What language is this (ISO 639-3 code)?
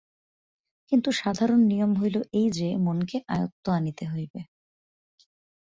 ben